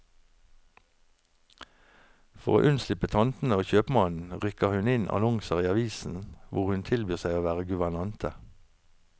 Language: Norwegian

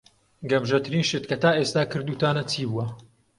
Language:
Central Kurdish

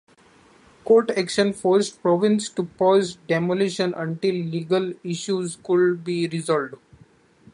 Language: English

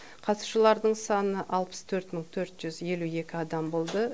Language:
Kazakh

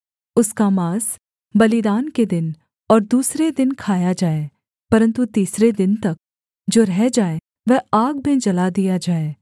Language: Hindi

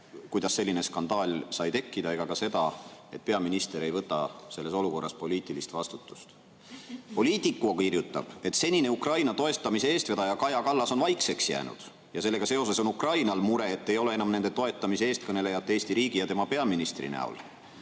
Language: Estonian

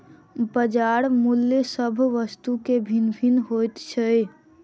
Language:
Maithili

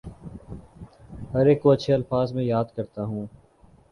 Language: Urdu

